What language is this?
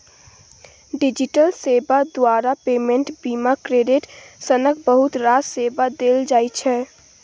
Maithili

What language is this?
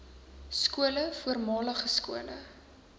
Afrikaans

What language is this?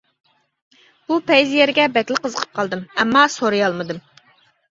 Uyghur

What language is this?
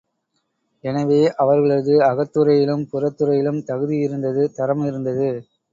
Tamil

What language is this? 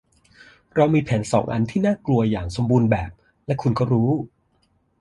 Thai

